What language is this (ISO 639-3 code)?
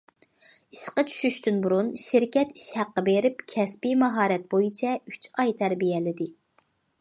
uig